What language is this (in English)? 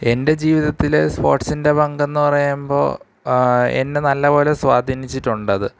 Malayalam